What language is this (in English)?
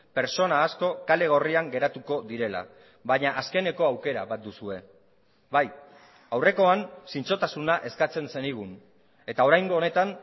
Basque